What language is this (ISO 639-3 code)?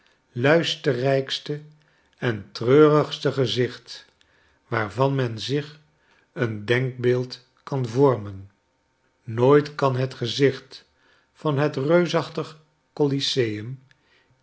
nld